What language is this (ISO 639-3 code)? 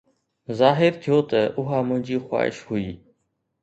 snd